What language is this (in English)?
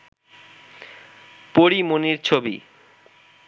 Bangla